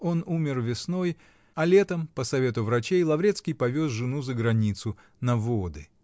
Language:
Russian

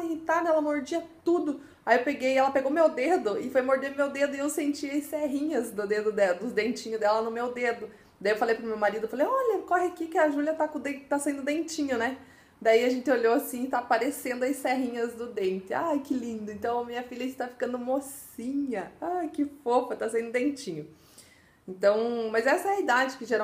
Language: Portuguese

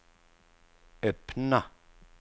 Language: Swedish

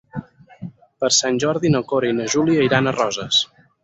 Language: Catalan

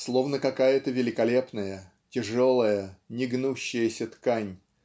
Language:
Russian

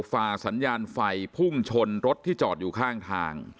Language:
Thai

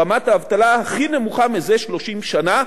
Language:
Hebrew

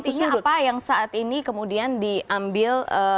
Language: Indonesian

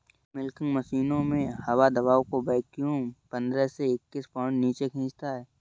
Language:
Hindi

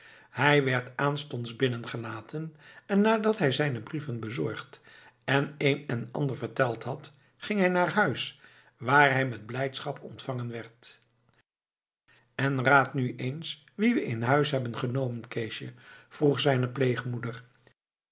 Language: Dutch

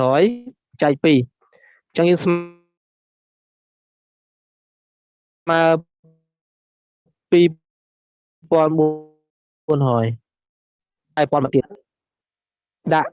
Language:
Vietnamese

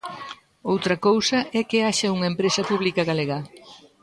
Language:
Galician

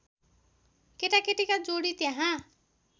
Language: Nepali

